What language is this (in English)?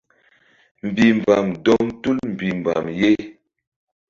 Mbum